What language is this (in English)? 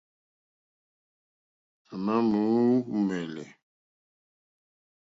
Mokpwe